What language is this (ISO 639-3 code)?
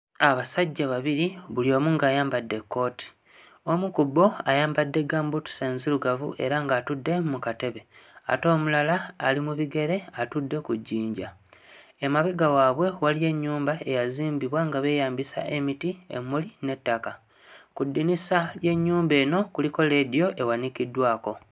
lug